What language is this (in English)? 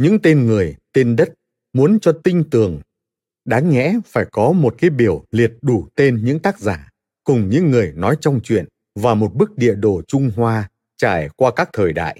Vietnamese